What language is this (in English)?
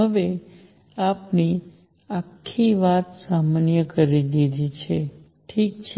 Gujarati